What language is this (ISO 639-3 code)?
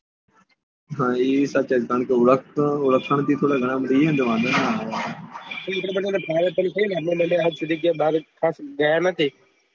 guj